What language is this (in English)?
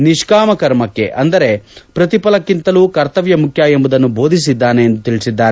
Kannada